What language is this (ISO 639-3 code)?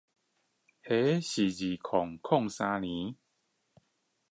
zho